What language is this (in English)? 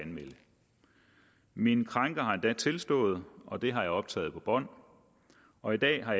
Danish